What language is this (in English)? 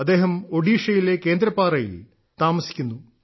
Malayalam